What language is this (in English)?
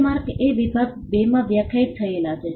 Gujarati